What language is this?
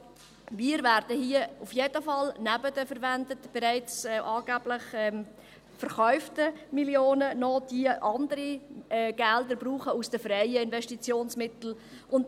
Swiss German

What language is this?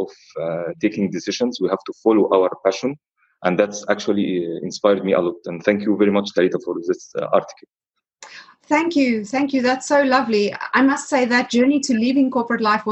English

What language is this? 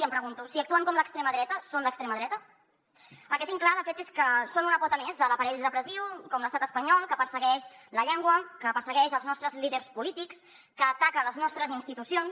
Catalan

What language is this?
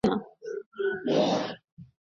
Bangla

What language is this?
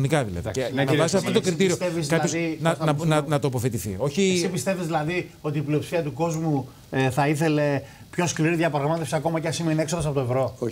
Greek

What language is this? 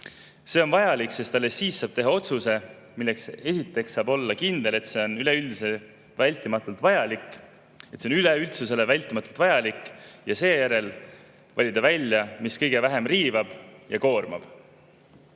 Estonian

